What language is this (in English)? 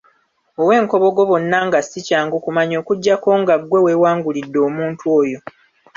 Ganda